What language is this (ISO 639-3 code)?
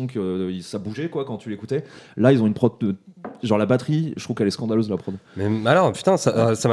fra